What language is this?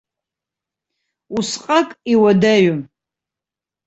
Abkhazian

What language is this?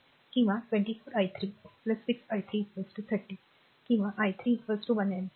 Marathi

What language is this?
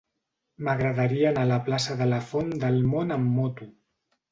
Catalan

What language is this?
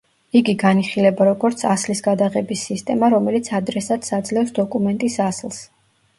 Georgian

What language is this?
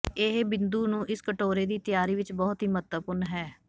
Punjabi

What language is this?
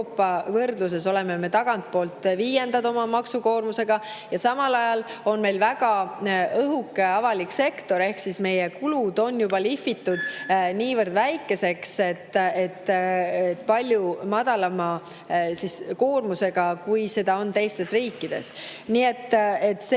Estonian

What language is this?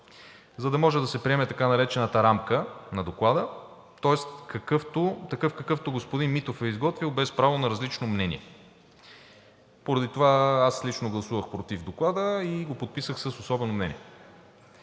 Bulgarian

